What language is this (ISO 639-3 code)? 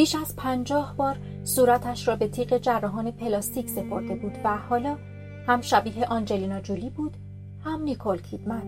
fas